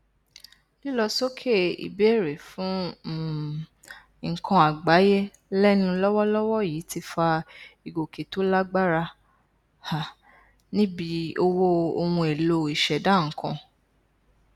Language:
Yoruba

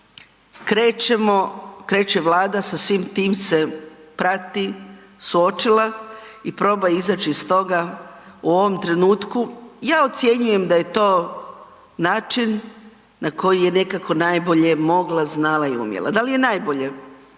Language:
Croatian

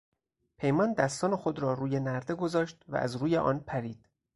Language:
Persian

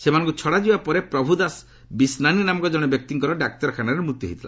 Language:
Odia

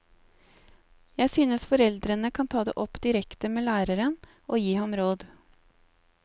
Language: Norwegian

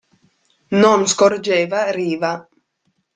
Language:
Italian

